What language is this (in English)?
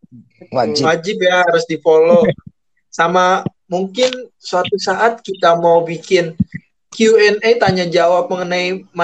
Indonesian